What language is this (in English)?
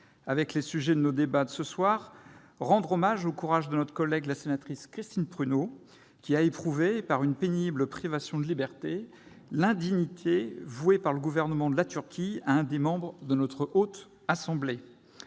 French